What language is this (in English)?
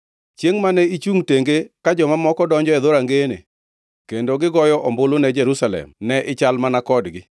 Luo (Kenya and Tanzania)